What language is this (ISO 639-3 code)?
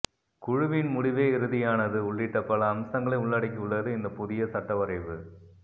tam